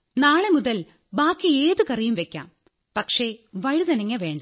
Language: Malayalam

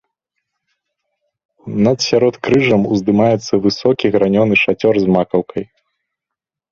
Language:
Belarusian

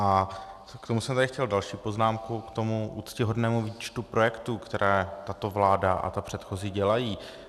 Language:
Czech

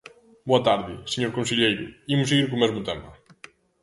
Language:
Galician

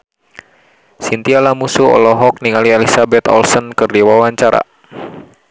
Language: Sundanese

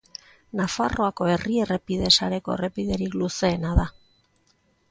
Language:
Basque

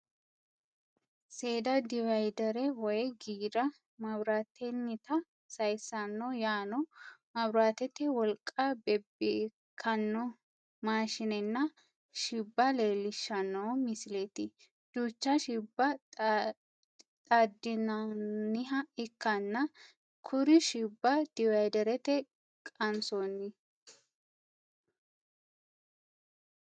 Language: Sidamo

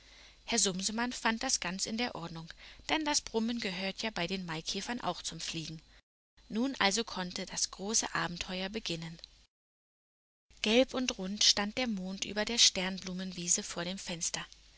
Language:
German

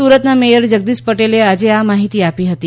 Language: Gujarati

